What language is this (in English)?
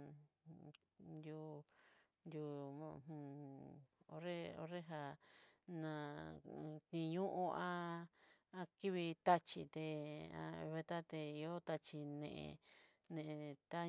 Southeastern Nochixtlán Mixtec